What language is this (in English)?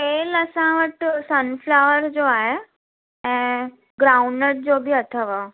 Sindhi